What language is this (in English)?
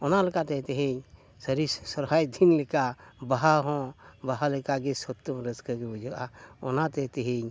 Santali